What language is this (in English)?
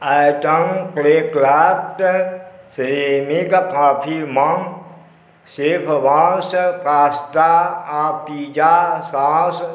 Maithili